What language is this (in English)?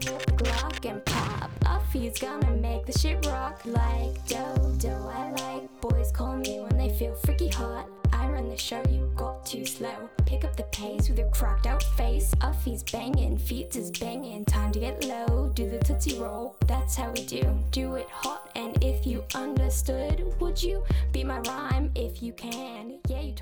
Swedish